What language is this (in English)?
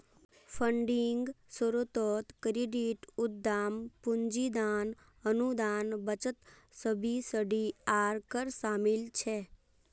Magahi